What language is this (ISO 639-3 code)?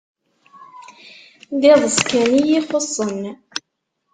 kab